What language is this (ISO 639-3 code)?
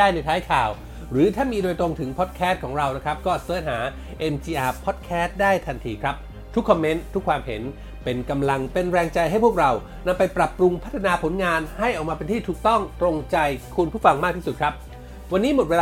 tha